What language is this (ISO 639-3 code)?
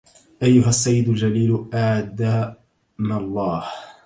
ara